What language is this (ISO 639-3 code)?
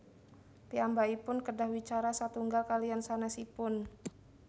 jav